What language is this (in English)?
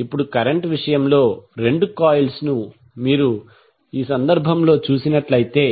Telugu